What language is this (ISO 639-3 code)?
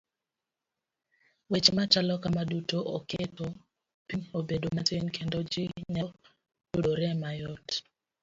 luo